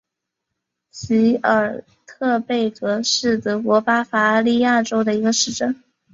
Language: Chinese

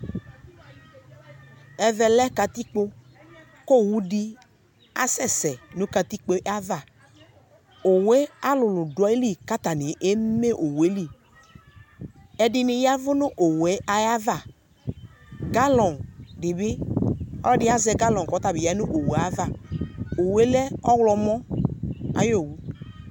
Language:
Ikposo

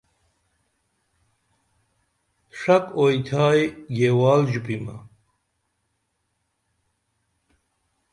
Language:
Dameli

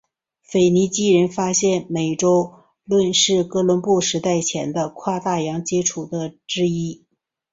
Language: Chinese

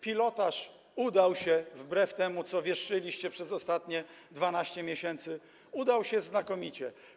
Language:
Polish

